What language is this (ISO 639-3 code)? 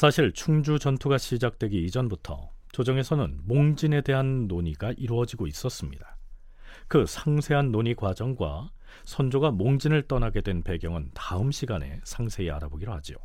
kor